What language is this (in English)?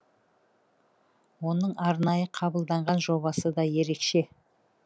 Kazakh